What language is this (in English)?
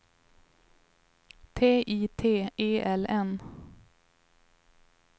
Swedish